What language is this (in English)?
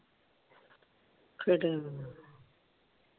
Punjabi